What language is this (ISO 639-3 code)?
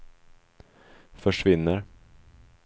swe